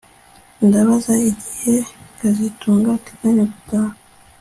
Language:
Kinyarwanda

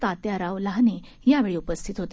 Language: Marathi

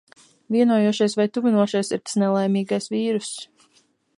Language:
Latvian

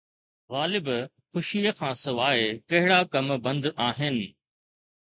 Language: Sindhi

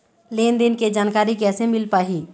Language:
Chhattisgarhi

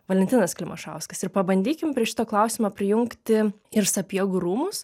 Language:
Lithuanian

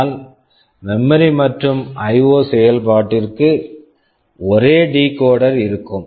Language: Tamil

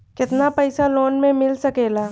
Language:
Bhojpuri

